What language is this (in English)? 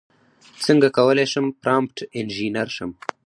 Pashto